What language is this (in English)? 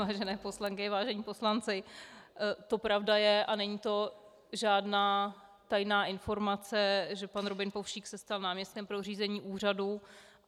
Czech